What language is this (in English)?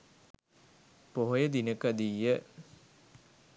Sinhala